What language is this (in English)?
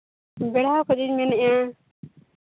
Santali